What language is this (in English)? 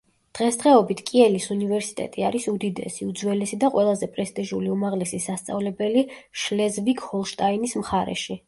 Georgian